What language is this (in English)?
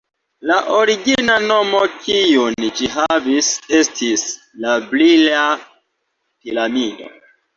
Esperanto